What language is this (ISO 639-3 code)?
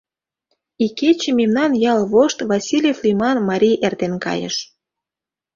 chm